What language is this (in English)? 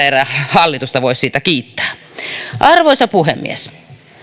Finnish